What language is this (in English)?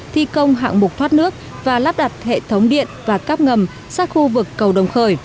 Vietnamese